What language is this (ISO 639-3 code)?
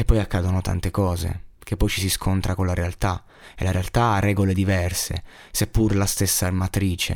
ita